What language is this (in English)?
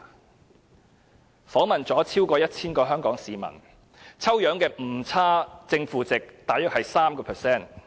Cantonese